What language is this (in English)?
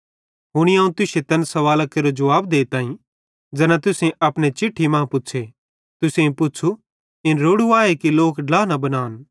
Bhadrawahi